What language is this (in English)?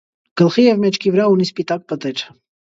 Armenian